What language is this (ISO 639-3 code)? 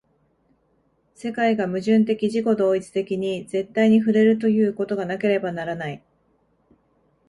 jpn